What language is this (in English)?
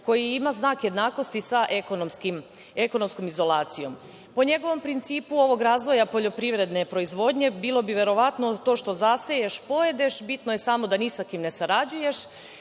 Serbian